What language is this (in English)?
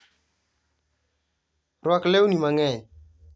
Luo (Kenya and Tanzania)